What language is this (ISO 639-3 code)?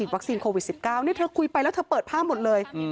tha